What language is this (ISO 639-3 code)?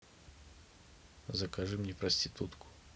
rus